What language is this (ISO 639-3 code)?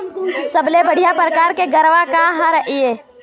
hne